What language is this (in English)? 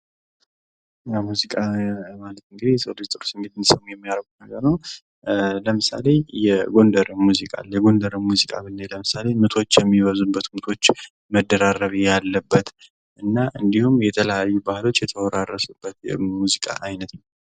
Amharic